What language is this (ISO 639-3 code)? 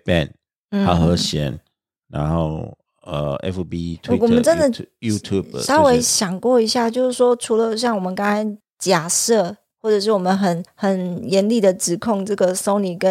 zho